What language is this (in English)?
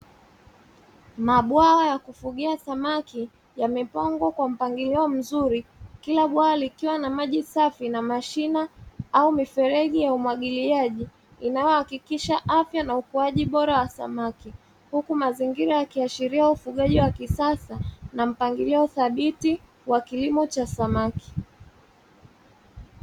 Swahili